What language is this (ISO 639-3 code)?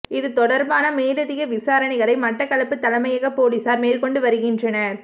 tam